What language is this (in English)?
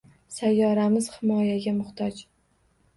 Uzbek